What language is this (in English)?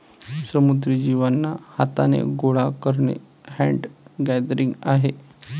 Marathi